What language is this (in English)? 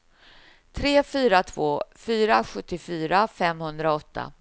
Swedish